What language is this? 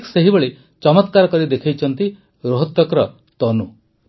Odia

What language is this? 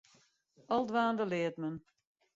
Western Frisian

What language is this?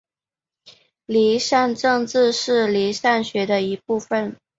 Chinese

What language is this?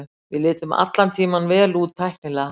Icelandic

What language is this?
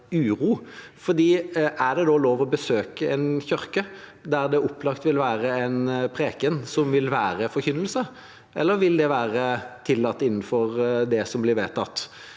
Norwegian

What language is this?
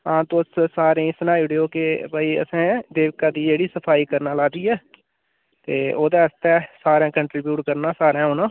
Dogri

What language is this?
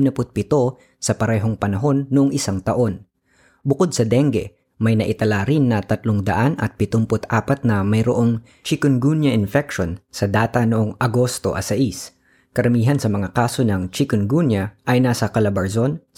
Filipino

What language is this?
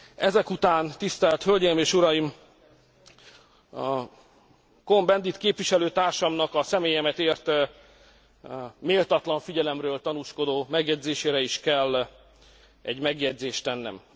Hungarian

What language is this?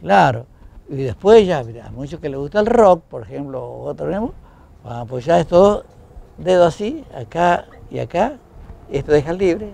Spanish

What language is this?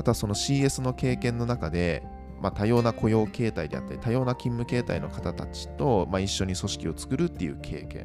Japanese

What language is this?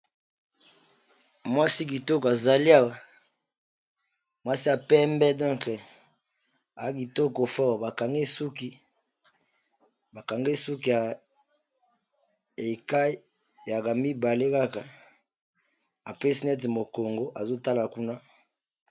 Lingala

